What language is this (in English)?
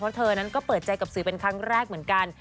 Thai